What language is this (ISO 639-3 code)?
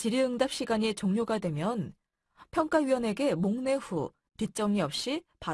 kor